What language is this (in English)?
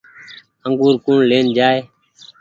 Goaria